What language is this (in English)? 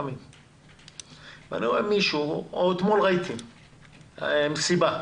Hebrew